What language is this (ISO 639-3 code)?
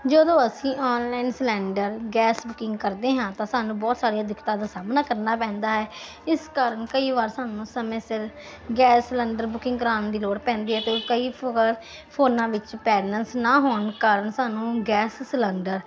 pan